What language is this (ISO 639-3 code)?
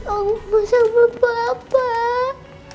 ind